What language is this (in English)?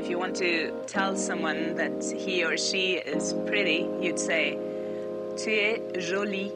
Greek